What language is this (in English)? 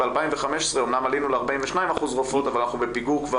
Hebrew